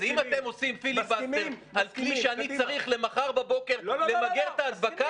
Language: Hebrew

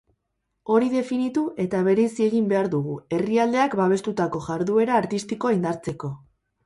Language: Basque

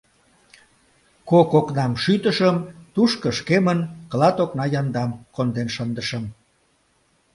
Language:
Mari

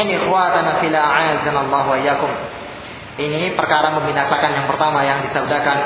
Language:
Malay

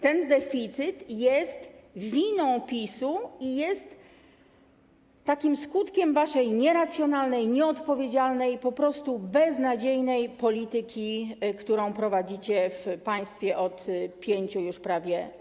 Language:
Polish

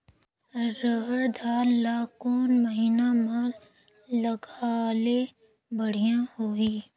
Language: Chhattisgarhi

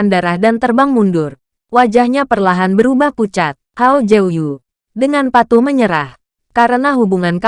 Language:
Indonesian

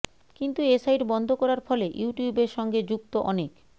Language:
Bangla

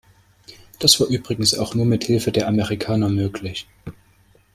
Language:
German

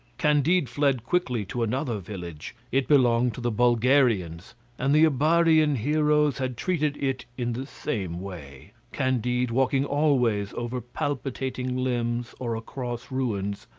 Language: English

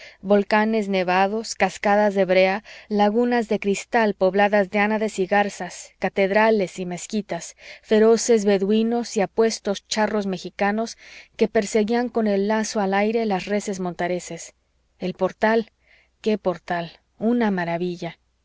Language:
Spanish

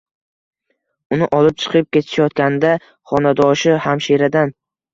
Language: Uzbek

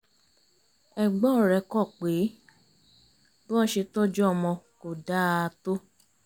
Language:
Yoruba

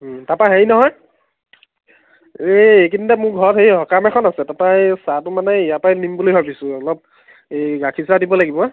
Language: Assamese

